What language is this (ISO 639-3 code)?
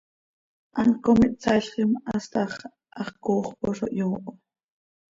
sei